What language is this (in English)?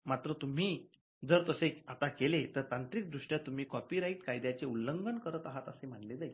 Marathi